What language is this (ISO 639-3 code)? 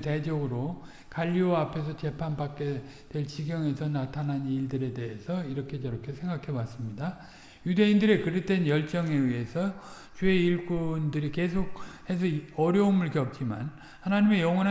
kor